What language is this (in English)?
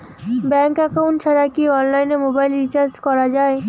Bangla